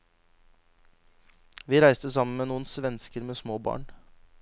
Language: Norwegian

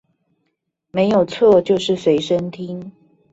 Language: Chinese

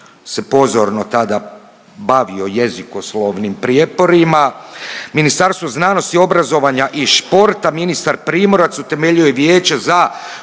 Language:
Croatian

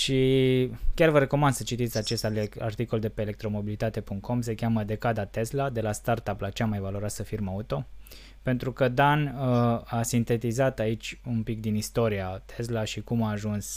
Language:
Romanian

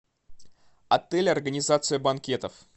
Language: Russian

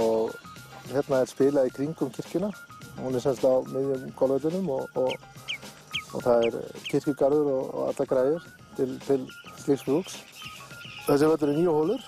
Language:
Norwegian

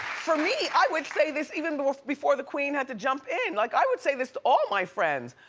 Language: English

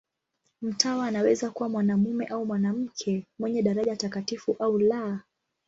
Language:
Swahili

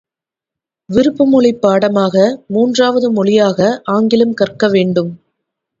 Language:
Tamil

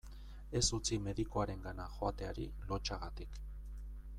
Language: Basque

